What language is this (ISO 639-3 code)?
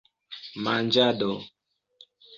epo